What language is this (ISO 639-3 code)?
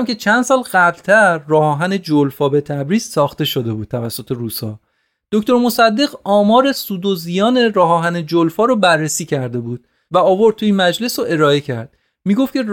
fas